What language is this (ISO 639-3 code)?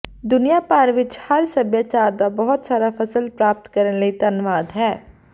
pan